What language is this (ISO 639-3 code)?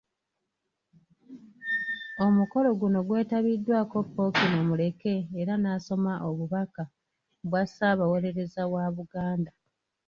lug